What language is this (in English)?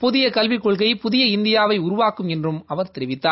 Tamil